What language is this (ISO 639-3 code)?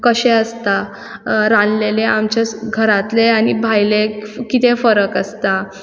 kok